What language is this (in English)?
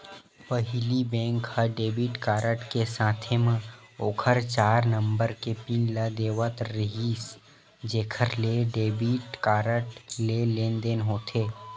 Chhattisgarhi